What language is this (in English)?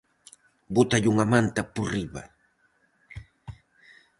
Galician